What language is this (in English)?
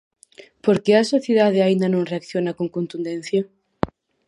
Galician